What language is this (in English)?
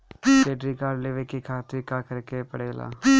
Bhojpuri